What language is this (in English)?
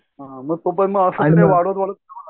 Marathi